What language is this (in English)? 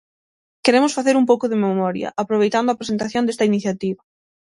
Galician